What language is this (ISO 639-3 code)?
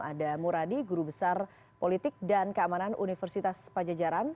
ind